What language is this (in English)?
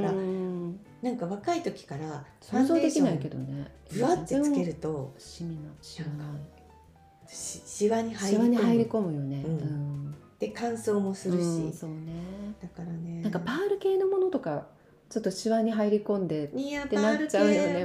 Japanese